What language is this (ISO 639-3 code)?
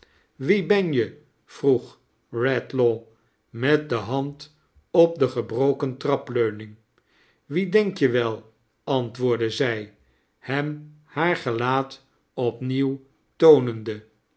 nld